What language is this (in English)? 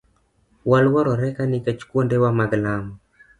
Luo (Kenya and Tanzania)